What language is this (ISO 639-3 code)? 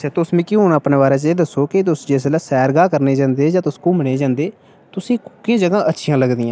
doi